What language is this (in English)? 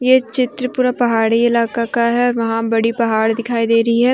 Hindi